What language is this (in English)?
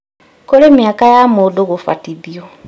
Kikuyu